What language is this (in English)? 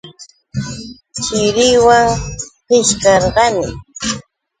Yauyos Quechua